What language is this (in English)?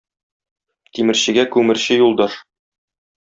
Tatar